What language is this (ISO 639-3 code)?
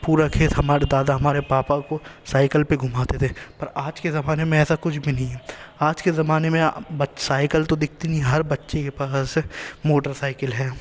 urd